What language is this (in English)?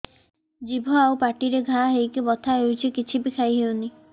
Odia